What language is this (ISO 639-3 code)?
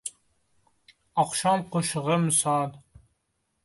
uzb